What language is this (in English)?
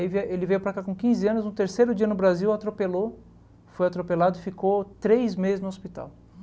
Portuguese